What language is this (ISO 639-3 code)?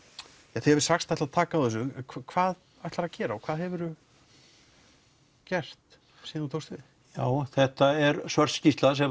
isl